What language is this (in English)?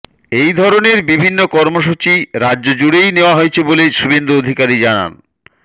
Bangla